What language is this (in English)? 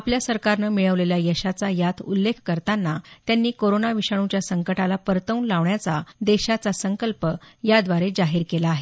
Marathi